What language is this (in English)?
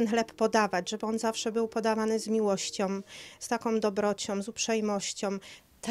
Polish